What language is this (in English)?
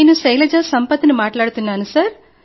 Telugu